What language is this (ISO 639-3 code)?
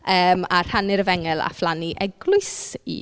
cym